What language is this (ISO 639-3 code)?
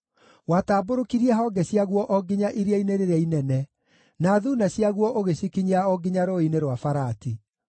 kik